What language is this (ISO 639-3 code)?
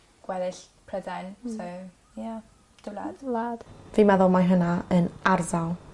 cym